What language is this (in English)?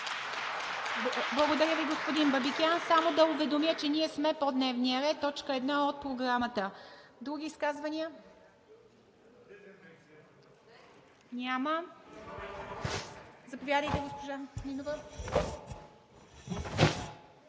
Bulgarian